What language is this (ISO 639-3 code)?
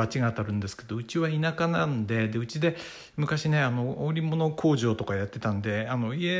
jpn